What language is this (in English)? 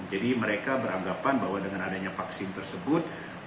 Indonesian